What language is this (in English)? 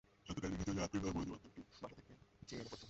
Bangla